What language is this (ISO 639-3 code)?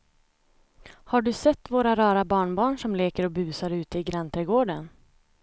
swe